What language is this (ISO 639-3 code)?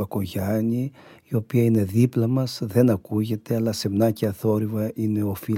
ell